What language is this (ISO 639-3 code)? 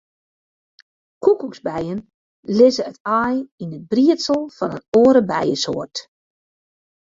fry